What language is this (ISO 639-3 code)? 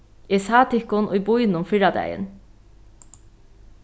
fao